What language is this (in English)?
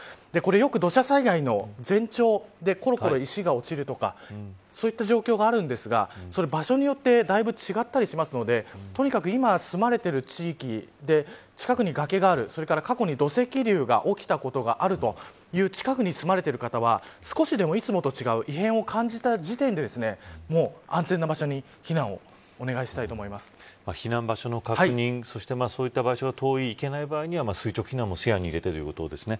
Japanese